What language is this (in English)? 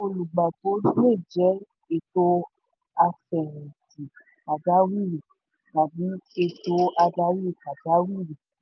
Yoruba